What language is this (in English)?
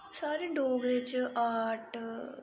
Dogri